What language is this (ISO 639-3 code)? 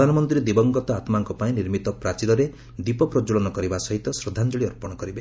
ori